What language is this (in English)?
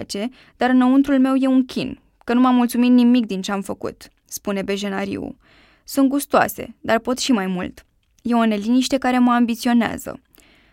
Romanian